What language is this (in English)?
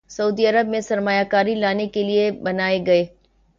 Urdu